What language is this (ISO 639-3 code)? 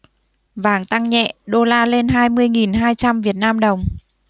vie